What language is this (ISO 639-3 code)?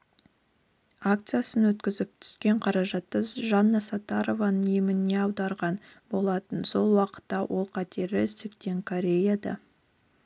kaz